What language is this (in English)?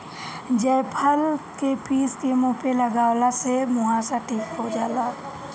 Bhojpuri